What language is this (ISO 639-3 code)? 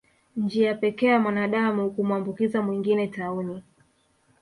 swa